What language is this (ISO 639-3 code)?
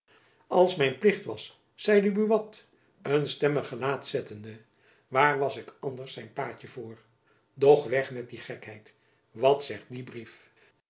nld